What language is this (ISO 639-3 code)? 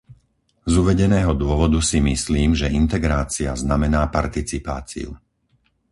slk